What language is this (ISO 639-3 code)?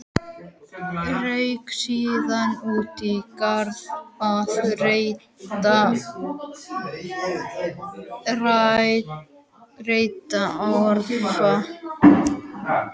isl